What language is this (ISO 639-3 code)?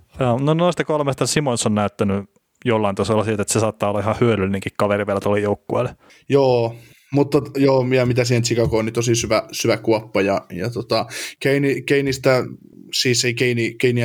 fin